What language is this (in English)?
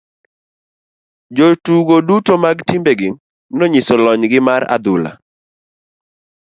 Luo (Kenya and Tanzania)